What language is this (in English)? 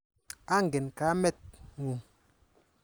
Kalenjin